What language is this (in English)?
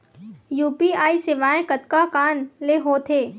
Chhattisgarhi